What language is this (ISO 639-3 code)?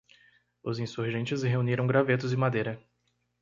por